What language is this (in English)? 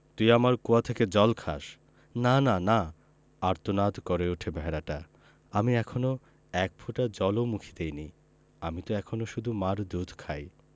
Bangla